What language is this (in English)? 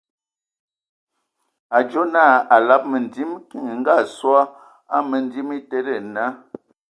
Ewondo